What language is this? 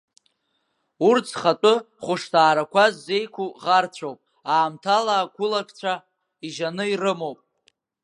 Abkhazian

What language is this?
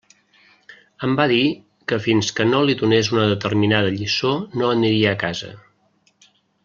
Catalan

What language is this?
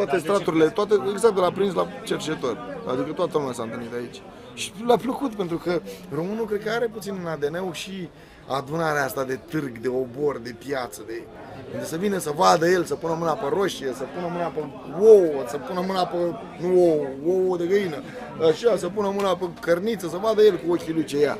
Romanian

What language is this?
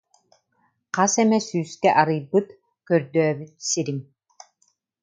Yakut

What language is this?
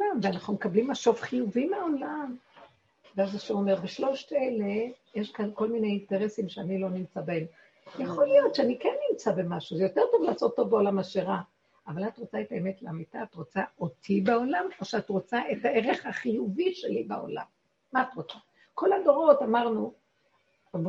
Hebrew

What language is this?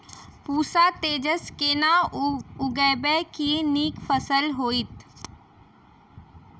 Maithili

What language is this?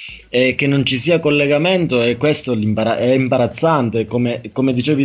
Italian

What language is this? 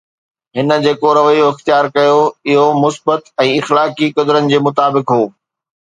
Sindhi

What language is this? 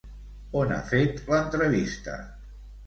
Catalan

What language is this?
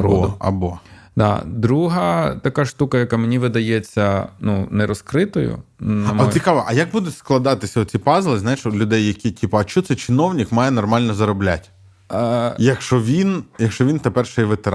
Ukrainian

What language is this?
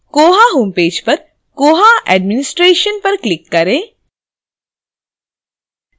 Hindi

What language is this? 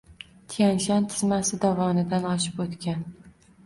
Uzbek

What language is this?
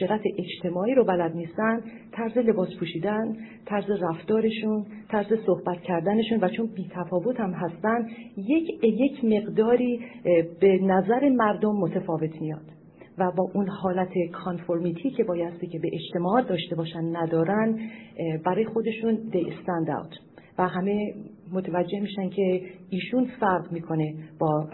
Persian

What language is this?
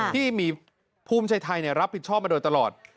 Thai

